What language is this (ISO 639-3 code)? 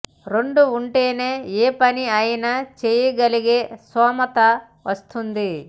tel